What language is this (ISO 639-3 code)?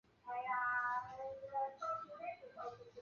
zho